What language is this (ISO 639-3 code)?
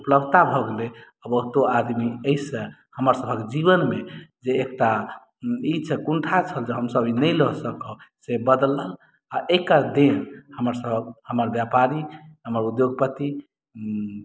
mai